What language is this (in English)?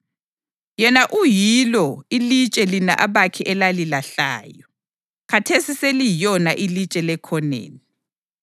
North Ndebele